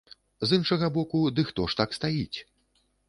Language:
Belarusian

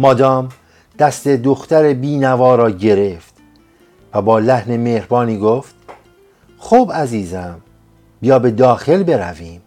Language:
Persian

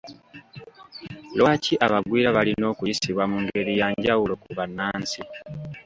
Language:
Ganda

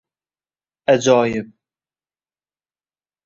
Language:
Uzbek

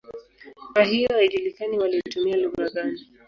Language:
Swahili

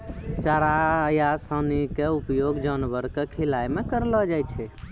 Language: Maithili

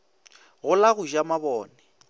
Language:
Northern Sotho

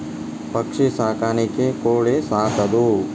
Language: Kannada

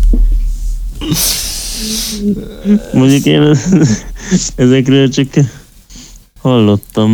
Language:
Hungarian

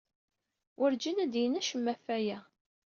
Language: Kabyle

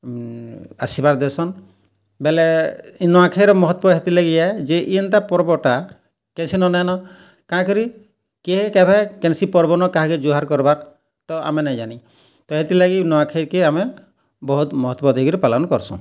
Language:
Odia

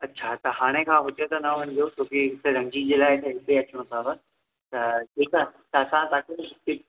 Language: Sindhi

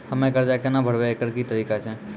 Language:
Maithili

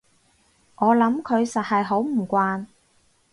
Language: Cantonese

